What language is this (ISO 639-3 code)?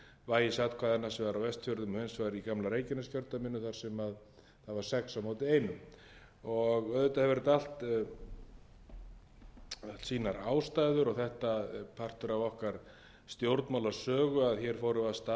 isl